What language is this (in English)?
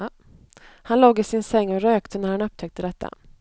Swedish